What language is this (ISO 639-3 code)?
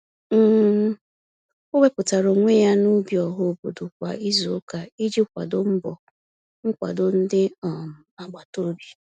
ibo